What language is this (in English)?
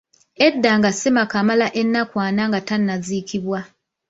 Ganda